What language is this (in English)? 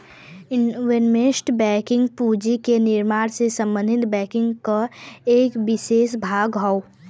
Bhojpuri